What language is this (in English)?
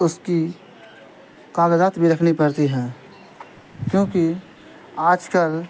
Urdu